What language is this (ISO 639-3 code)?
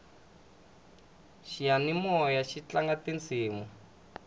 tso